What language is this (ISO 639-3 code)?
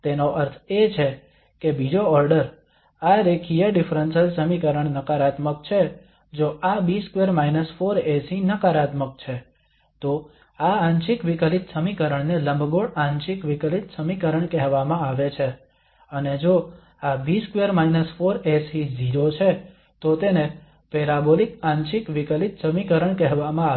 guj